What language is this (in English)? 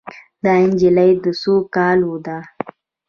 Pashto